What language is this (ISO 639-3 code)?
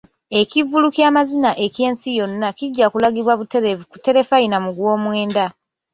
lug